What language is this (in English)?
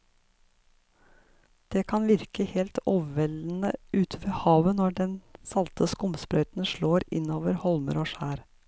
Norwegian